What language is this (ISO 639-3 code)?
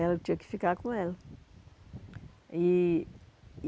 por